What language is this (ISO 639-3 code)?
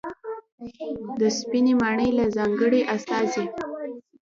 pus